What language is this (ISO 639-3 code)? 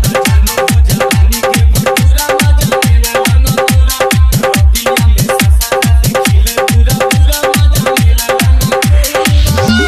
tha